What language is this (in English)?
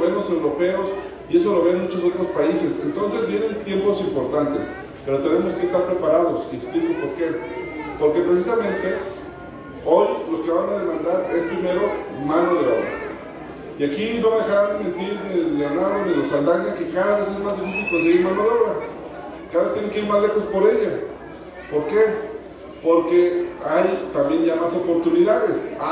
Spanish